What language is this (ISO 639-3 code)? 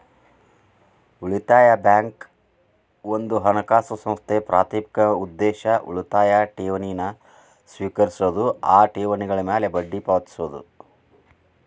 kan